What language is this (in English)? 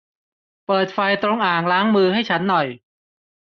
Thai